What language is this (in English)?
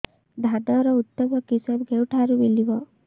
Odia